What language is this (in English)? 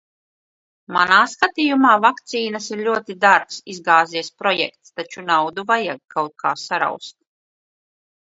Latvian